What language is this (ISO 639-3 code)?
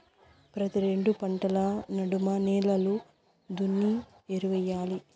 tel